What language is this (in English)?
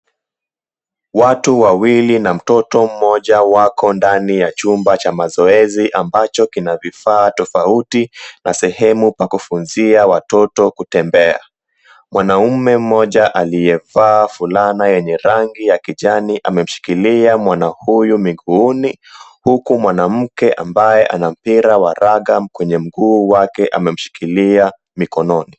Swahili